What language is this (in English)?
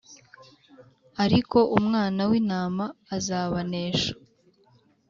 Kinyarwanda